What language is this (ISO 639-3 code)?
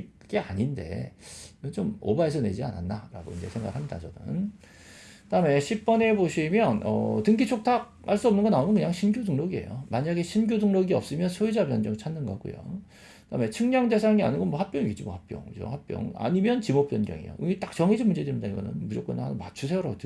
kor